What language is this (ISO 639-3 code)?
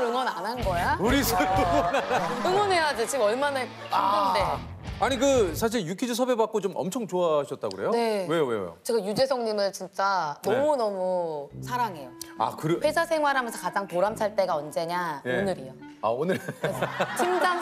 kor